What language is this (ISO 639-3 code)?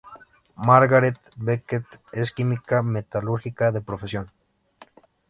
spa